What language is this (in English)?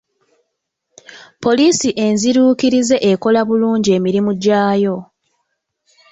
Ganda